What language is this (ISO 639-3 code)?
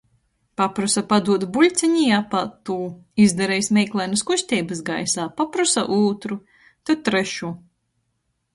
ltg